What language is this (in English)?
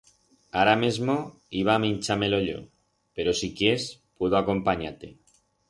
Aragonese